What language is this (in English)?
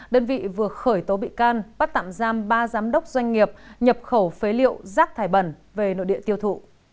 Vietnamese